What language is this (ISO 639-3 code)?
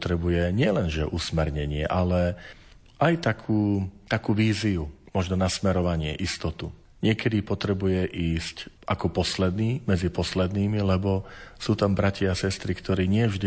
slk